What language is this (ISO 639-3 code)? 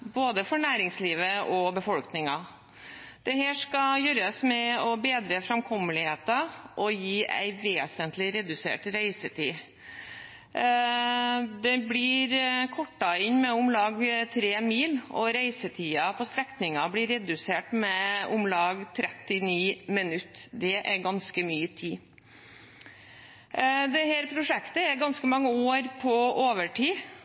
nob